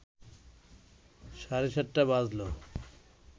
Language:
Bangla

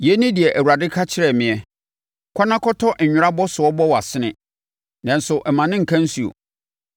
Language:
Akan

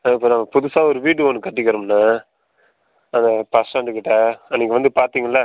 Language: Tamil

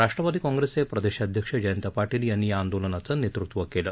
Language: Marathi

